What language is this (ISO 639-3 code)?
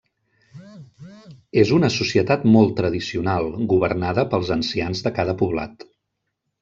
cat